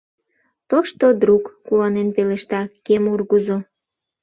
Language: Mari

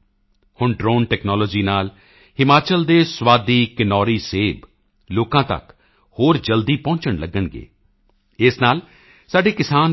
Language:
Punjabi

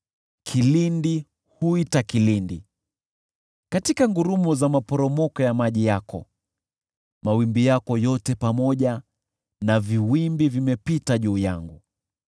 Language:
Swahili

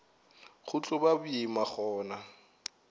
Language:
Northern Sotho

